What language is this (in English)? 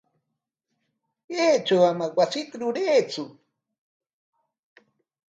Corongo Ancash Quechua